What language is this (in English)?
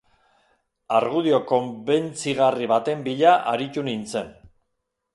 Basque